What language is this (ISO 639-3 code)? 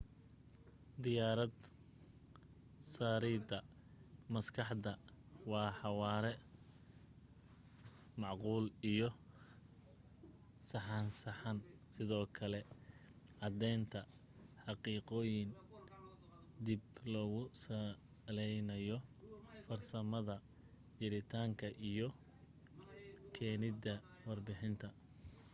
som